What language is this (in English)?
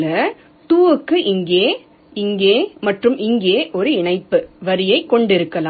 Tamil